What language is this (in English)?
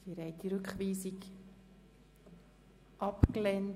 Swiss German